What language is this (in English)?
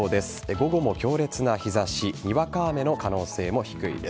Japanese